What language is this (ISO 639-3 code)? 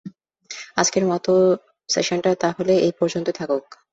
ben